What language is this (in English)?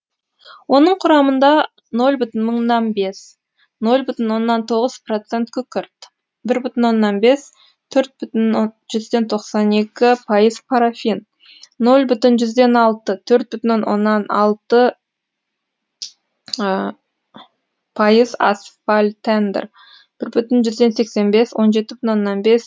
Kazakh